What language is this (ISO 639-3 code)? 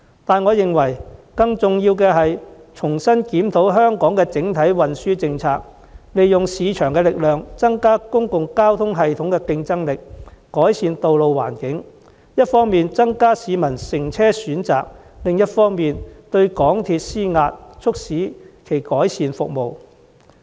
yue